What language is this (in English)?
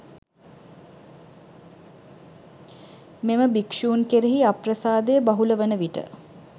Sinhala